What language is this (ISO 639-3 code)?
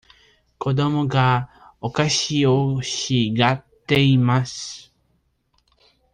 jpn